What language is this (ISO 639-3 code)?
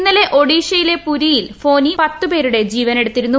mal